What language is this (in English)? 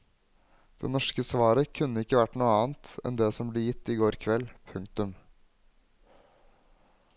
Norwegian